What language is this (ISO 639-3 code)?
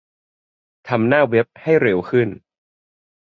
tha